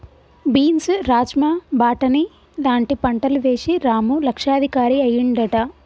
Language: Telugu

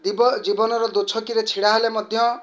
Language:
Odia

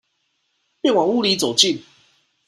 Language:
Chinese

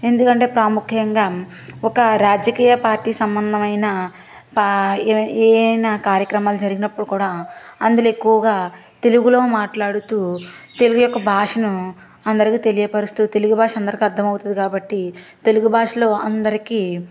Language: Telugu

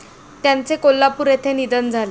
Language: Marathi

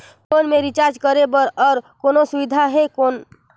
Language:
Chhattisgarhi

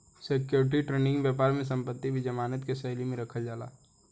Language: Bhojpuri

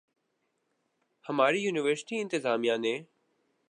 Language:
Urdu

